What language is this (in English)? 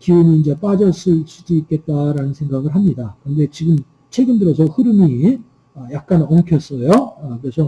Korean